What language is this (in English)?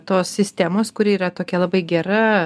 Lithuanian